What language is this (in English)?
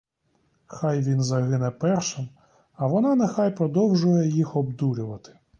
Ukrainian